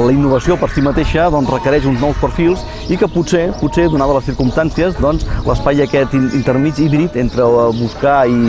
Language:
Catalan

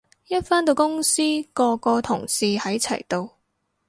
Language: Cantonese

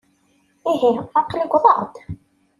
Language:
Kabyle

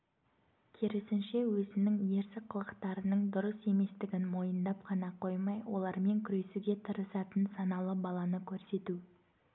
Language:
Kazakh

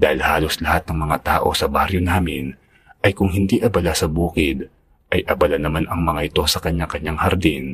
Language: Filipino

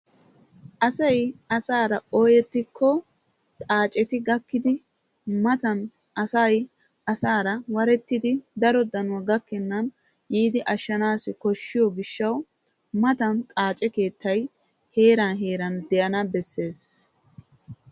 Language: Wolaytta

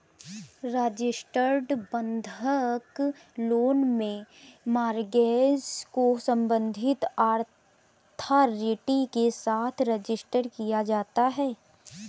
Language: Hindi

